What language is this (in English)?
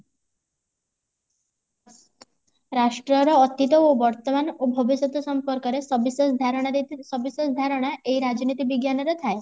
Odia